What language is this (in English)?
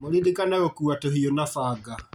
Kikuyu